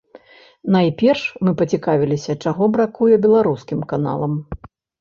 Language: Belarusian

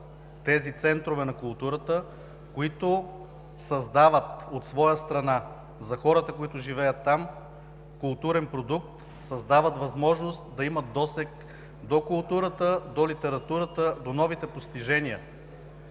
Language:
Bulgarian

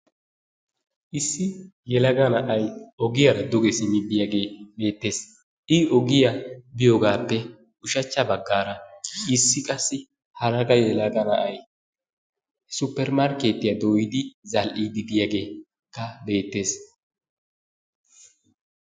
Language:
Wolaytta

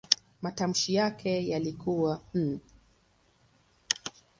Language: Swahili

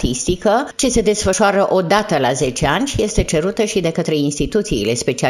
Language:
Romanian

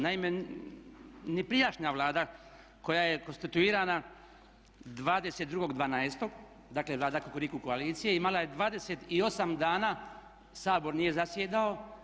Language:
Croatian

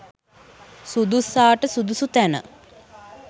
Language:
Sinhala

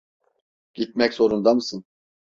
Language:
Turkish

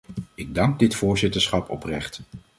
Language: Dutch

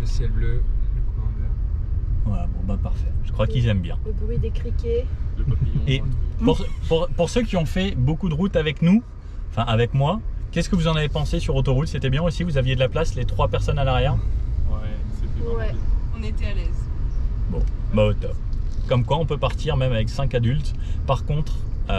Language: French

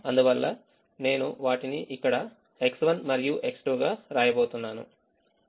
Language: Telugu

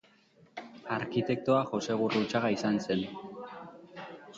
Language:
Basque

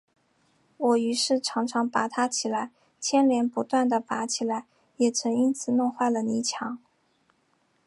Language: Chinese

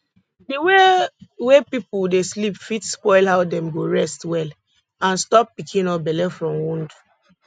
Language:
Nigerian Pidgin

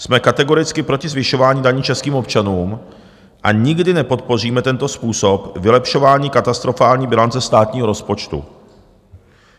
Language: Czech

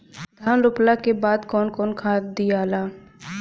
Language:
Bhojpuri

